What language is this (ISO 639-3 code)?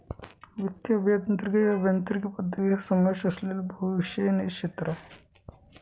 mar